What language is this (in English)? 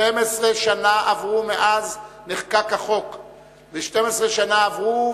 Hebrew